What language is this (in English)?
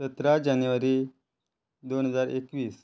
Konkani